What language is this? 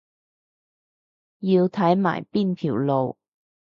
Cantonese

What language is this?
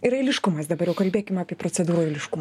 Lithuanian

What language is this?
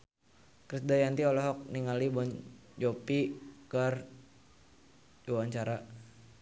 Sundanese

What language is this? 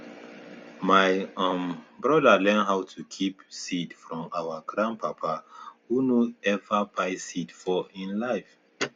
Nigerian Pidgin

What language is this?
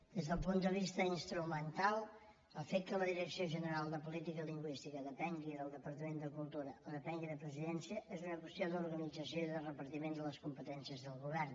Catalan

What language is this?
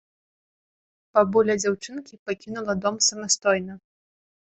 Belarusian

